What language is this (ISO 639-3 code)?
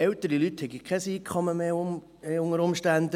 gsw